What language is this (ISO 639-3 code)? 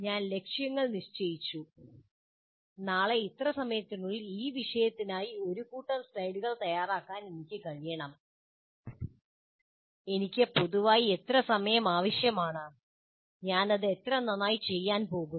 mal